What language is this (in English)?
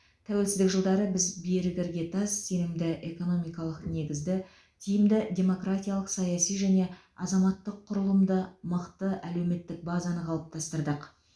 Kazakh